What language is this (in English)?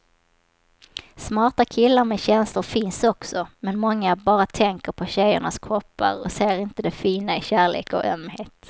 Swedish